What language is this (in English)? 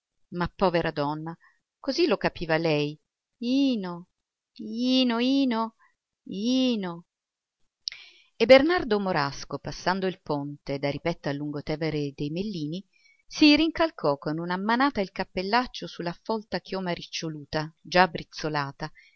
Italian